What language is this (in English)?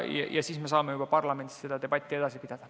Estonian